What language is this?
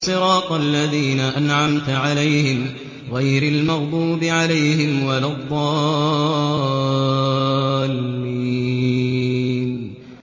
Arabic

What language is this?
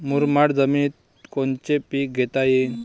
Marathi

